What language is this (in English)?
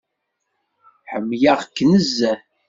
Kabyle